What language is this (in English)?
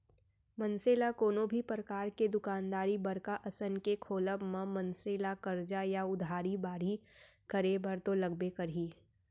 Chhattisgarhi